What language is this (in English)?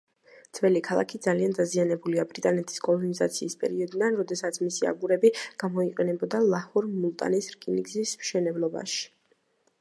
Georgian